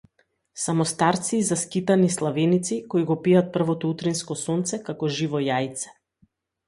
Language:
Macedonian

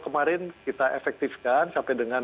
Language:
Indonesian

